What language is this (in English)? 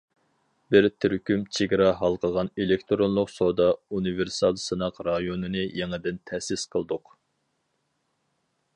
Uyghur